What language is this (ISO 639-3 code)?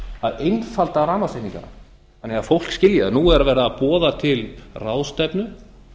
isl